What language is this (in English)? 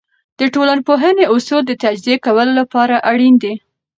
Pashto